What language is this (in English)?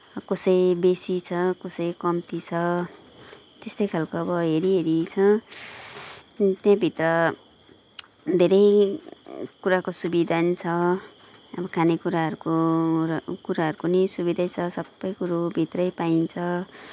Nepali